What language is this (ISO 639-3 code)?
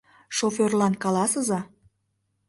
chm